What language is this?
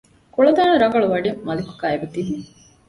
Divehi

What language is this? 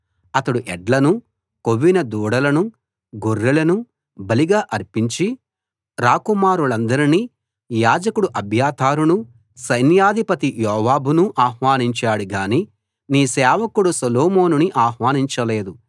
Telugu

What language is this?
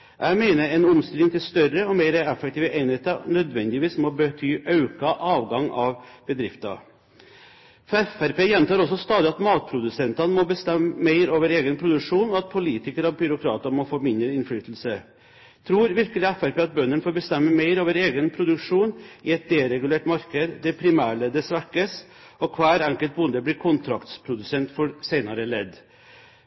Norwegian Bokmål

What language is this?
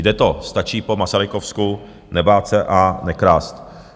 Czech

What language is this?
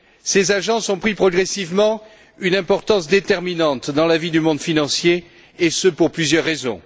French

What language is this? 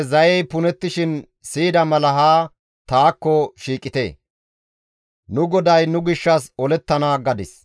Gamo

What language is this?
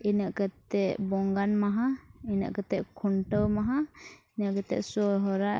Santali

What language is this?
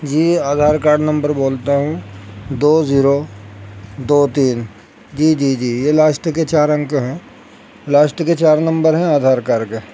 Urdu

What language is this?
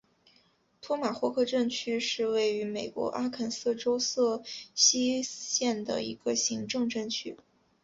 Chinese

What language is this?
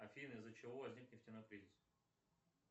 Russian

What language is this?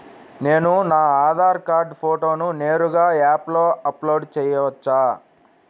Telugu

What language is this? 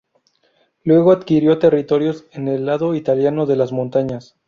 Spanish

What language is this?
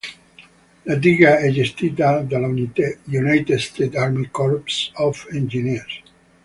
Italian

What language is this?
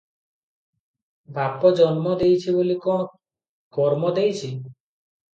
Odia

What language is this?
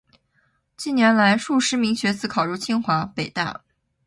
Chinese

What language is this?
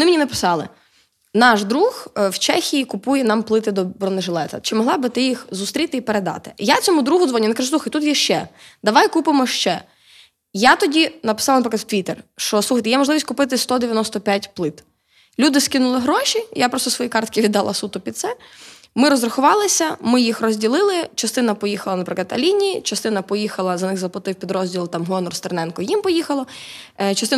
Ukrainian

